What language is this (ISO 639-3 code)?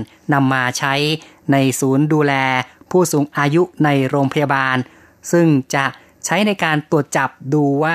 tha